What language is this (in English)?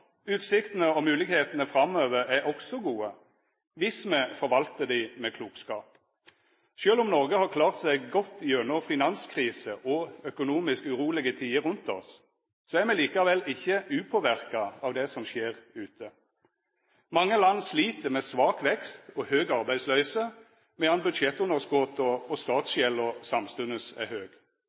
Norwegian Nynorsk